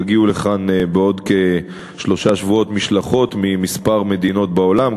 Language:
Hebrew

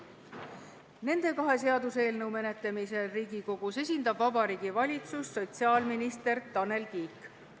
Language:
Estonian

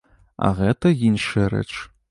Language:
Belarusian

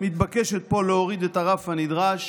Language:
Hebrew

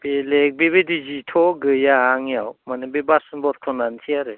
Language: Bodo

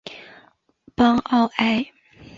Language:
Chinese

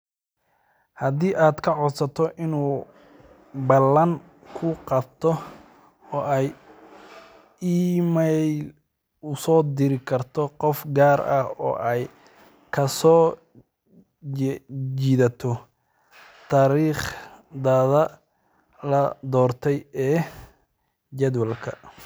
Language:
Somali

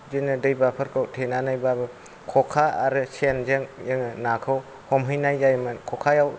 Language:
Bodo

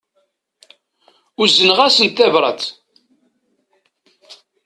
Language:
Kabyle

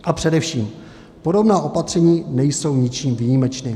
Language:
Czech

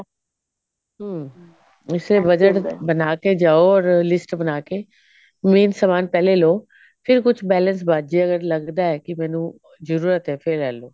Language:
Punjabi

